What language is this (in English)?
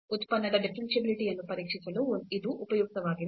Kannada